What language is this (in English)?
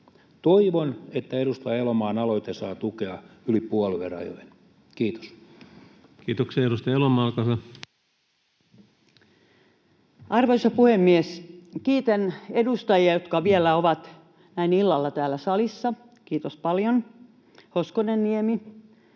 Finnish